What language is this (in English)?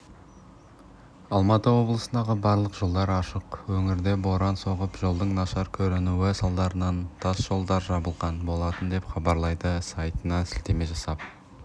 Kazakh